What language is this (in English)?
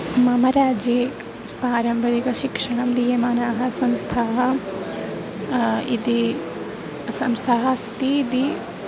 Sanskrit